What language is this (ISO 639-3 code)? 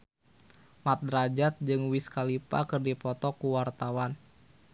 sun